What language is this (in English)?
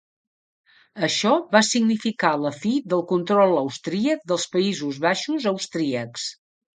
Catalan